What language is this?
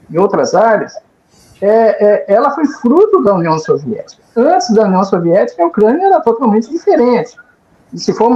Portuguese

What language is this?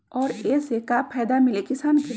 Magahi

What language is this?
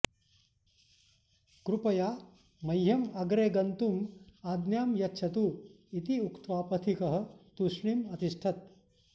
Sanskrit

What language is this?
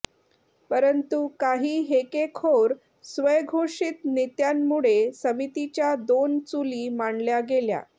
Marathi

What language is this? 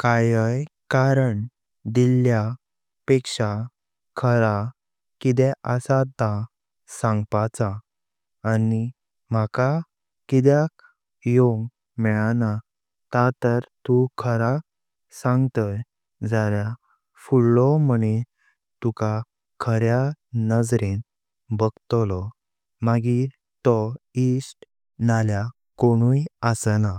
Konkani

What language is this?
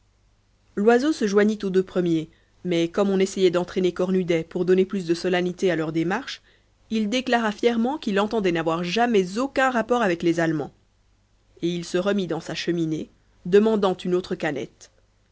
French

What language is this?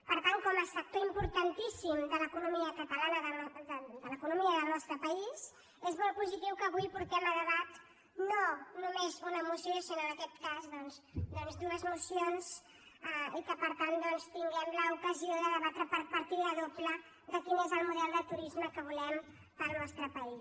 Catalan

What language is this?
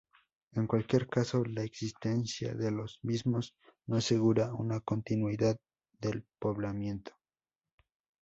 Spanish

